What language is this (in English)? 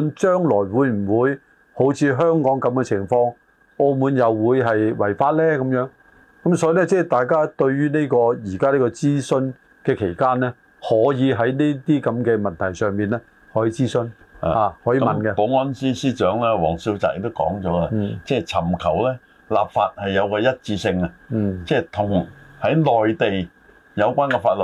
Chinese